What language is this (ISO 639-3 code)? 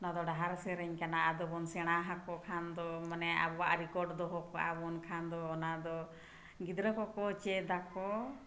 sat